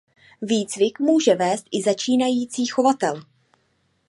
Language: Czech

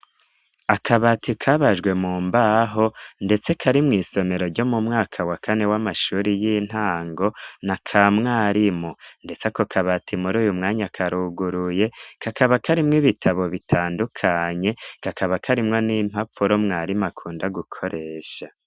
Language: Rundi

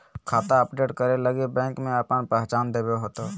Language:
Magahi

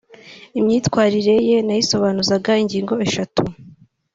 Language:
Kinyarwanda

